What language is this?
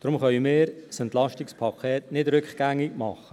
Swiss German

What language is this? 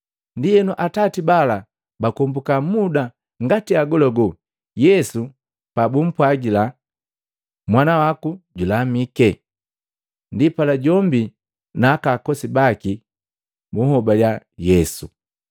Matengo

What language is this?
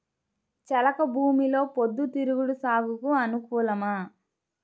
Telugu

